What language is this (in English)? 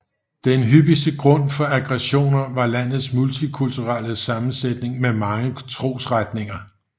Danish